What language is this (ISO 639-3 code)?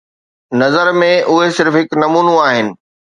snd